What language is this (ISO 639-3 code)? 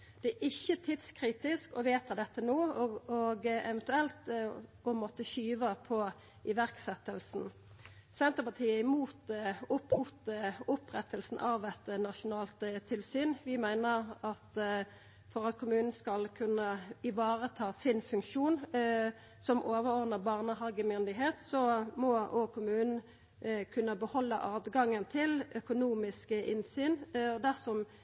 nno